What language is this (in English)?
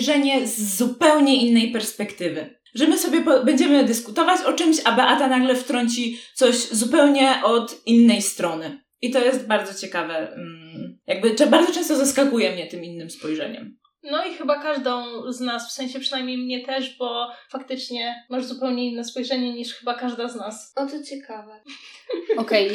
Polish